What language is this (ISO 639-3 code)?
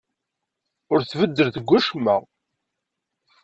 kab